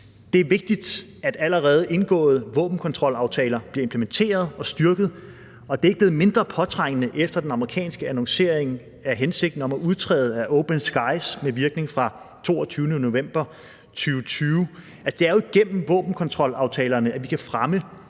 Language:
Danish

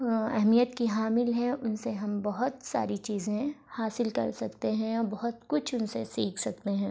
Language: Urdu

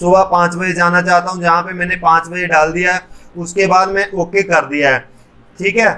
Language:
Hindi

